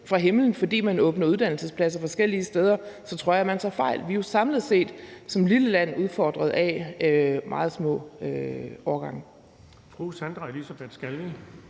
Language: Danish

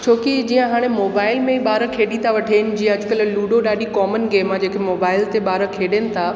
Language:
Sindhi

